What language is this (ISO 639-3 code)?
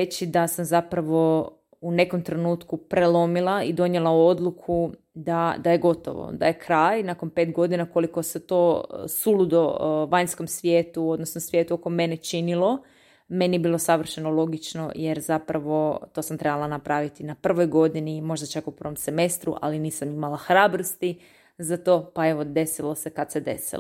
hrv